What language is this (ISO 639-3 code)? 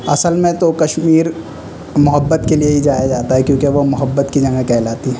urd